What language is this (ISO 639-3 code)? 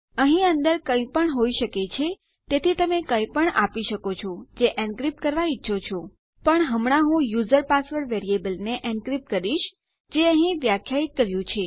guj